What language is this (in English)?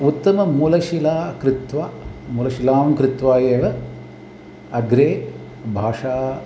Sanskrit